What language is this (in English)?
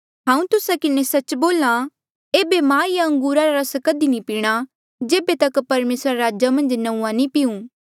Mandeali